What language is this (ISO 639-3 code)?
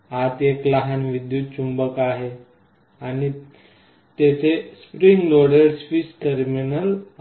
mar